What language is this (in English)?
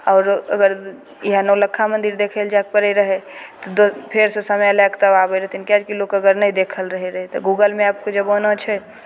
Maithili